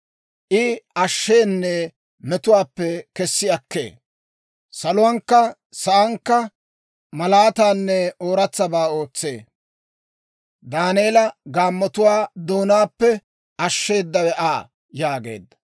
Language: Dawro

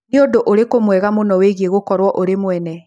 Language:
Kikuyu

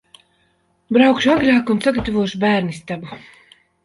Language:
Latvian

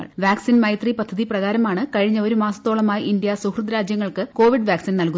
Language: Malayalam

